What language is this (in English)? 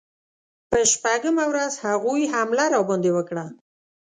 Pashto